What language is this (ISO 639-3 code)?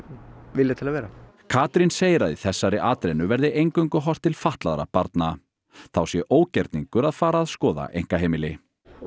isl